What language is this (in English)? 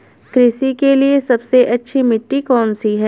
Hindi